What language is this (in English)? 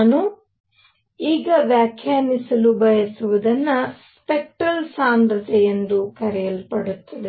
Kannada